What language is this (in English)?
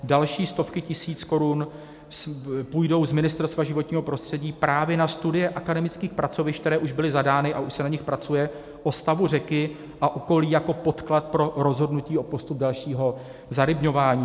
Czech